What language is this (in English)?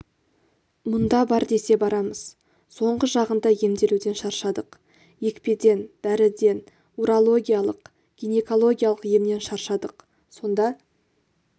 Kazakh